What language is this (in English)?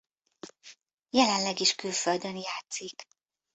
Hungarian